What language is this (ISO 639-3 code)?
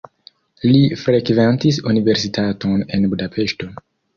epo